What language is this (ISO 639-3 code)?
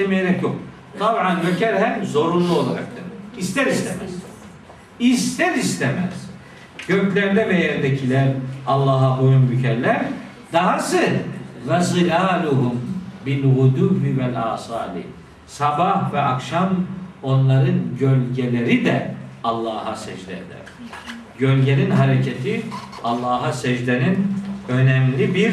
tur